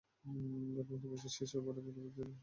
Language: Bangla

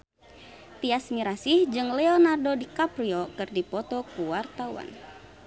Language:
Sundanese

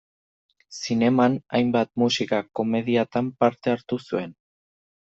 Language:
Basque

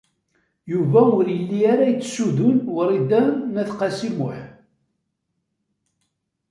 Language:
Kabyle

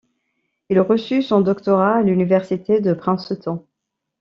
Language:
French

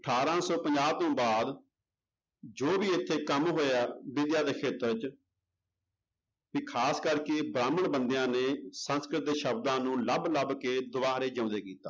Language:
Punjabi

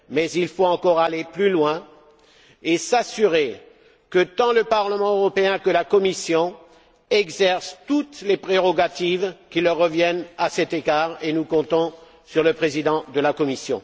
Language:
French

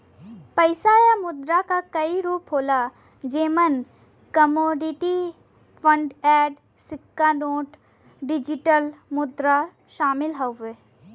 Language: Bhojpuri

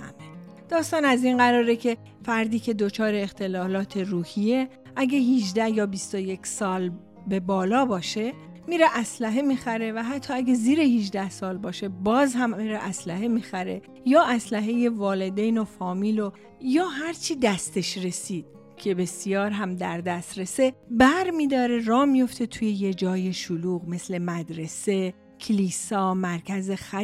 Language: Persian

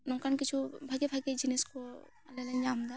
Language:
Santali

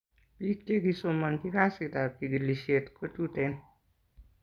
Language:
Kalenjin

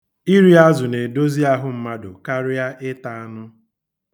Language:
Igbo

